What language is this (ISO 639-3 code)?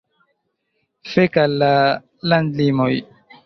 epo